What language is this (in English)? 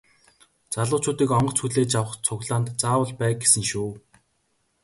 Mongolian